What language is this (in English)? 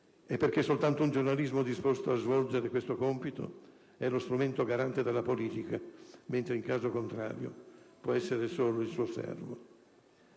Italian